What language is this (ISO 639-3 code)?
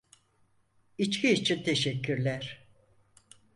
tur